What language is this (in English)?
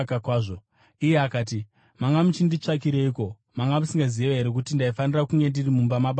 Shona